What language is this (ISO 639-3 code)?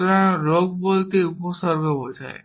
ben